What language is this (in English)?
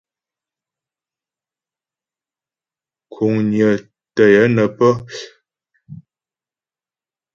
Ghomala